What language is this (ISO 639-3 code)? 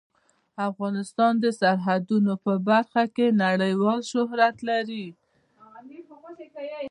pus